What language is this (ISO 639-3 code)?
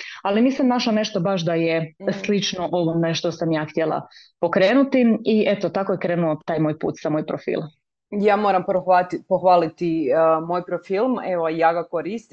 hrv